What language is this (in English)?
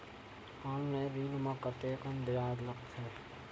Chhattisgarhi